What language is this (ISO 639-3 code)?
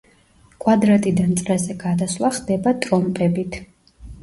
kat